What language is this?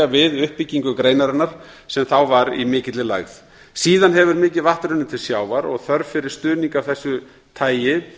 Icelandic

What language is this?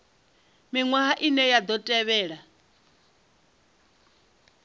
Venda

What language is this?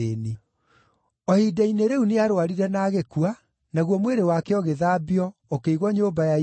Kikuyu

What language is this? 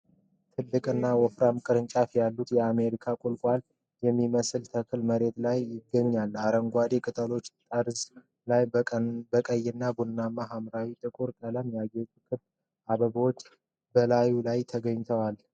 Amharic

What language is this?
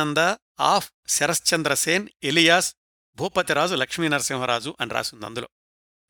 Telugu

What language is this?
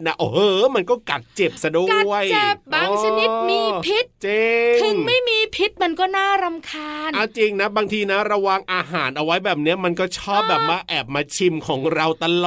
Thai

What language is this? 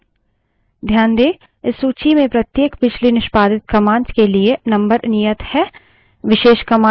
Hindi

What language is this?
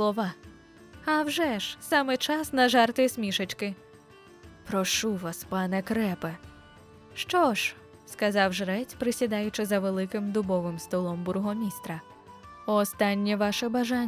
Ukrainian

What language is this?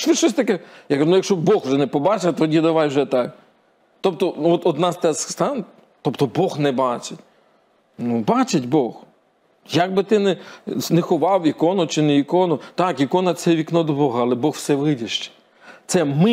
Ukrainian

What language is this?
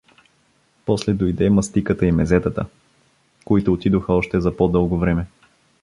Bulgarian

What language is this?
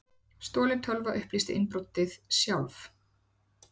Icelandic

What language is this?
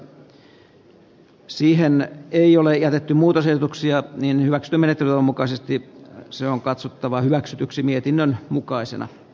Finnish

